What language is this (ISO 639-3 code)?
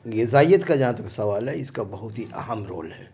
urd